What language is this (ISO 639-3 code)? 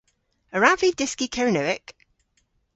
cor